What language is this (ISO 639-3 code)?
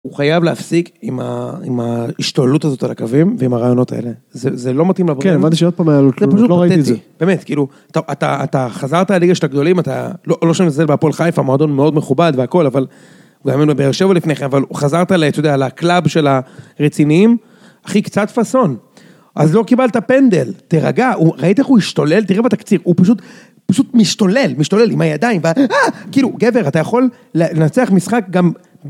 heb